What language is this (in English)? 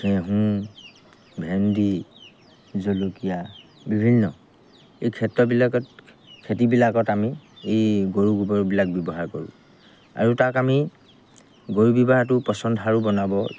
Assamese